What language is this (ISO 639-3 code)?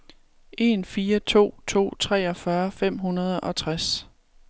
dan